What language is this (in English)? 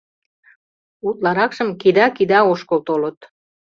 Mari